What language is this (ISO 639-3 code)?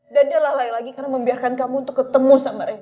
ind